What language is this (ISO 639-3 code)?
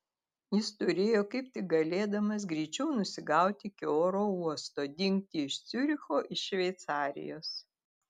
lit